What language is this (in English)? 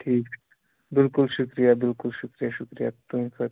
Kashmiri